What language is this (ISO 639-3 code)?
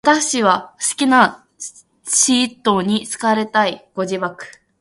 jpn